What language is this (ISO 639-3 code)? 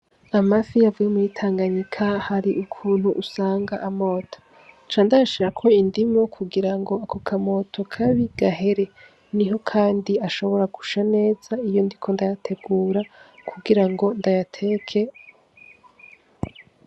run